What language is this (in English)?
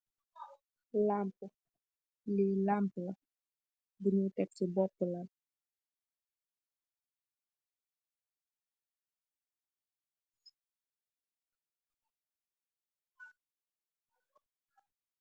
Wolof